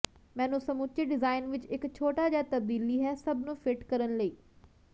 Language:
Punjabi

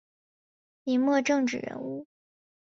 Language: Chinese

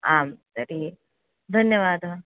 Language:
Sanskrit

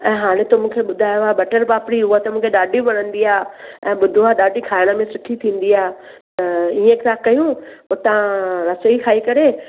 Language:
Sindhi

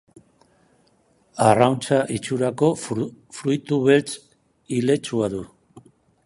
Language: Basque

